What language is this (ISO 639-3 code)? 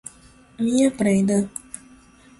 por